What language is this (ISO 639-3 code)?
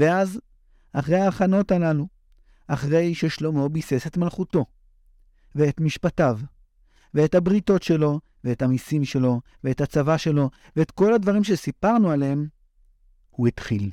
heb